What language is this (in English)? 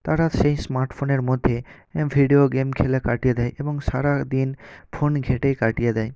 Bangla